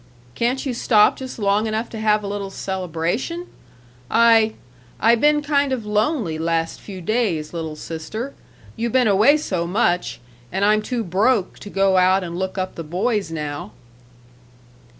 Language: English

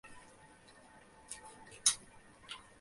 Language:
Bangla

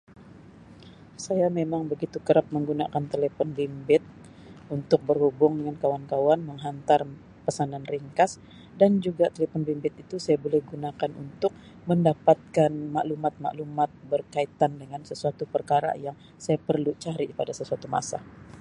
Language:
Sabah Malay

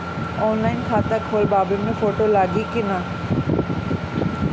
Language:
Bhojpuri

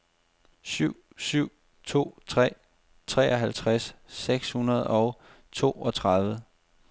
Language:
Danish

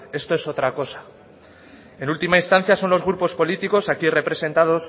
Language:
Spanish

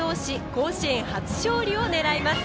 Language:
Japanese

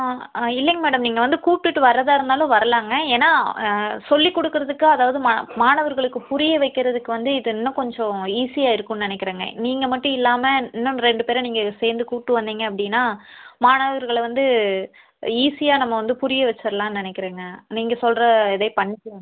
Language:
Tamil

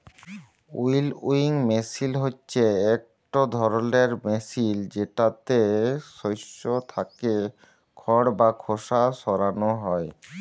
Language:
Bangla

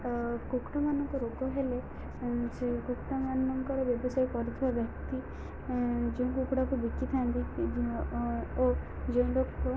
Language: Odia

